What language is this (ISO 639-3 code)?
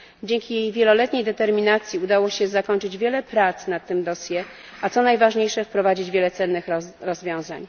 pol